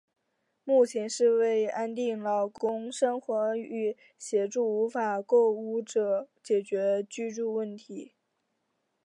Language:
Chinese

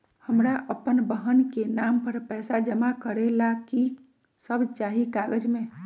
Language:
Magahi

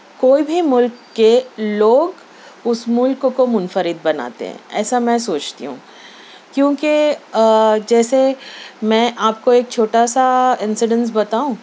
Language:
Urdu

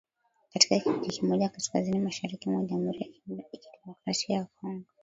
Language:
Swahili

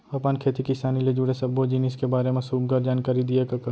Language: Chhattisgarhi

